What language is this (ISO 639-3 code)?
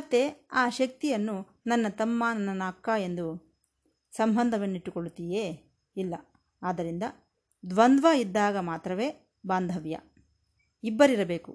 kan